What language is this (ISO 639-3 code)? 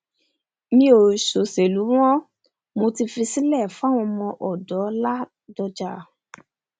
yor